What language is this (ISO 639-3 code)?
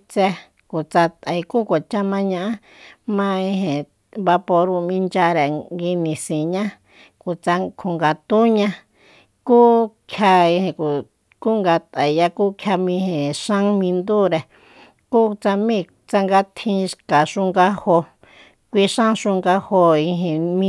vmp